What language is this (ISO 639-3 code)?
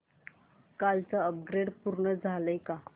mar